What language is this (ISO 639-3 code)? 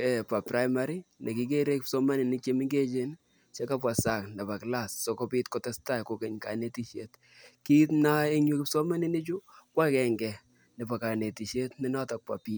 kln